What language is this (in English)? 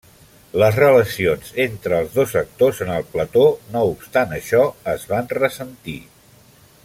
Catalan